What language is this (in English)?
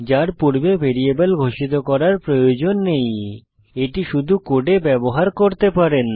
Bangla